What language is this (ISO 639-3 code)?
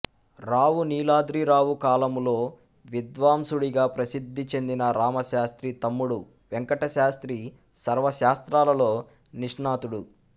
tel